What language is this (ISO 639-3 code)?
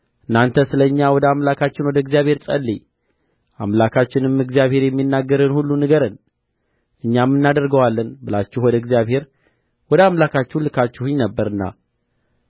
amh